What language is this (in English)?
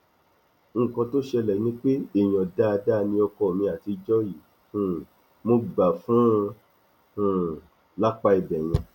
Yoruba